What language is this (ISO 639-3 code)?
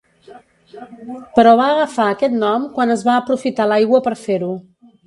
cat